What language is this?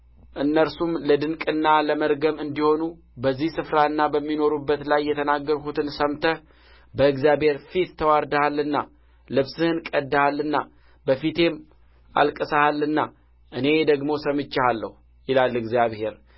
Amharic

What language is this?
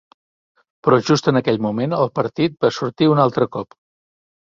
Catalan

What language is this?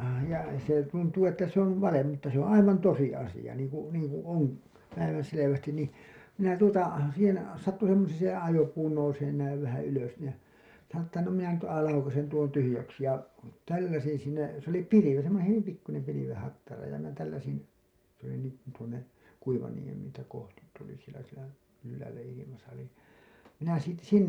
Finnish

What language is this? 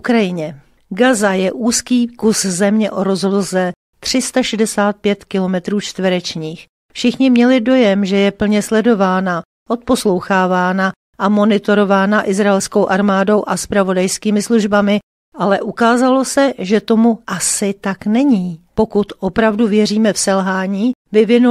Czech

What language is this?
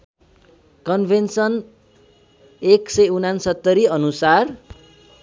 Nepali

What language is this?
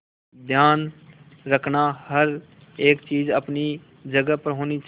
Hindi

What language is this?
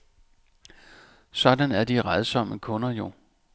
Danish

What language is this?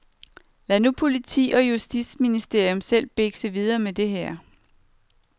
Danish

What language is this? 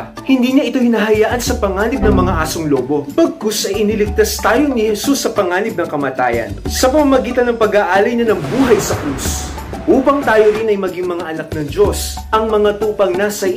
Filipino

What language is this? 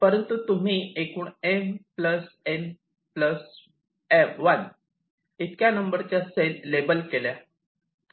Marathi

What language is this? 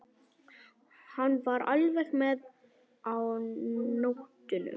Icelandic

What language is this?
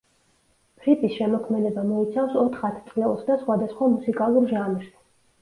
Georgian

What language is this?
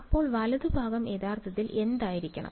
Malayalam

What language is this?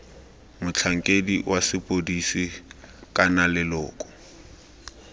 Tswana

